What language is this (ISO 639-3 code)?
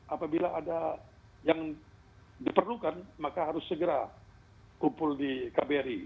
ind